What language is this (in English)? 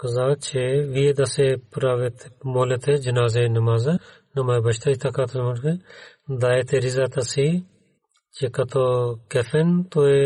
Bulgarian